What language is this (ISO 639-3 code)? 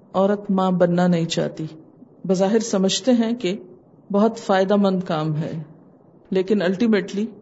urd